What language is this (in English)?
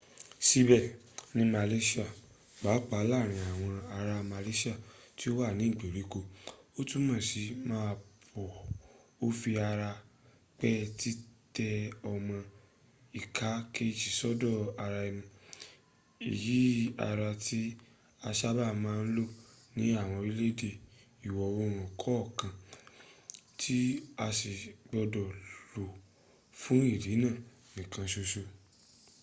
Yoruba